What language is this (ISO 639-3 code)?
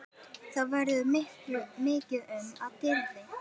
isl